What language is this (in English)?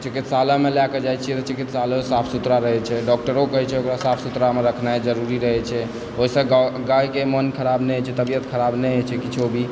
Maithili